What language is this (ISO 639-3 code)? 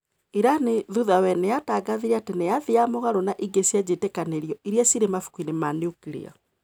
kik